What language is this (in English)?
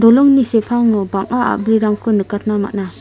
Garo